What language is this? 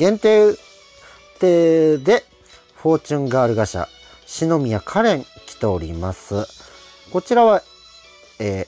Japanese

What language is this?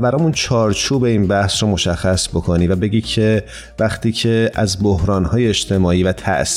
Persian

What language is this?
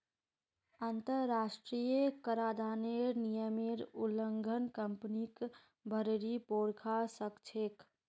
Magahi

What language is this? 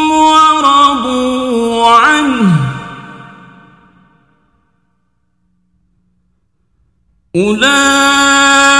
Arabic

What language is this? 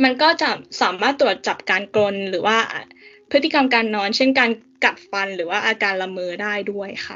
Thai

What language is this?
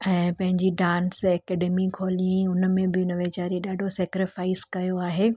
Sindhi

